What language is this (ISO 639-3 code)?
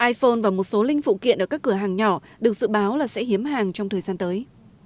vie